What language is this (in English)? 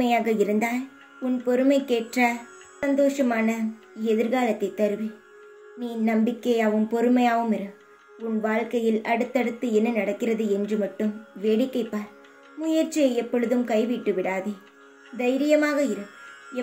Norwegian